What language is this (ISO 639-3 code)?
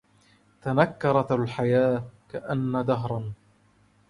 ara